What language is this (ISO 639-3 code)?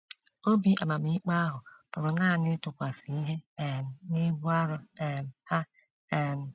ibo